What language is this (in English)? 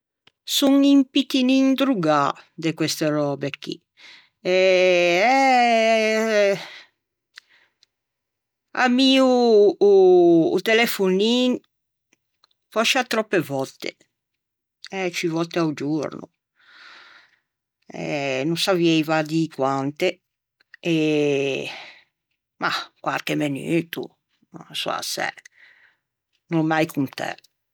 Ligurian